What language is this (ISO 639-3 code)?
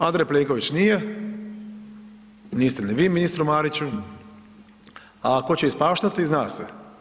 hrv